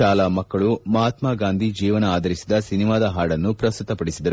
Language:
Kannada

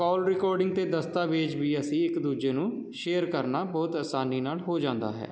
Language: Punjabi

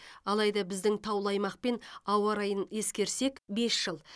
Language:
Kazakh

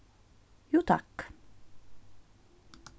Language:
Faroese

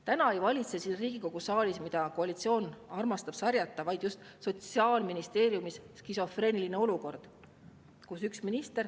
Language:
Estonian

